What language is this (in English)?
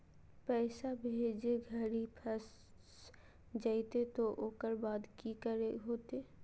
Magahi